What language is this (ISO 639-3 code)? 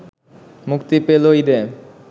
ben